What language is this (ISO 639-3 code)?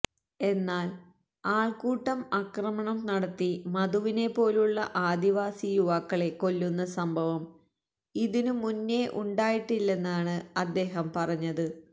mal